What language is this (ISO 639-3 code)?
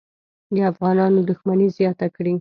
pus